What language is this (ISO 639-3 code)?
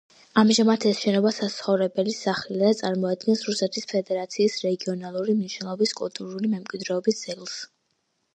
kat